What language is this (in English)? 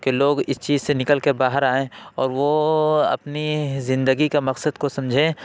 Urdu